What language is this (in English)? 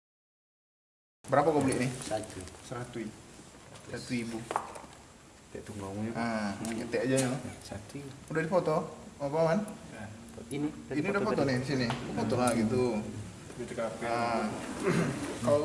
Indonesian